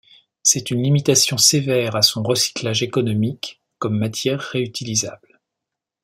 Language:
French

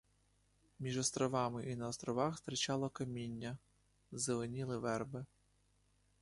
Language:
Ukrainian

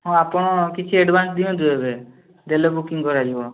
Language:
Odia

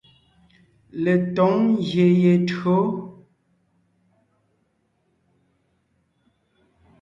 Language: Ngiemboon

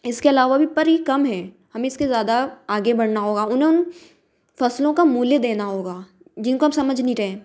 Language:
Hindi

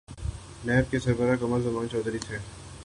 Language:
Urdu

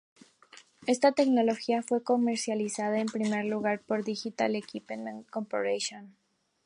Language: Spanish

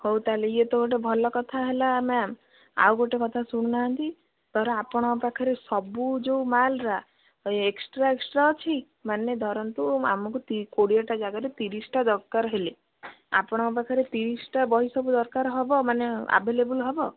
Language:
Odia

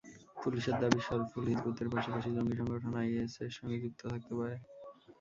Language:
Bangla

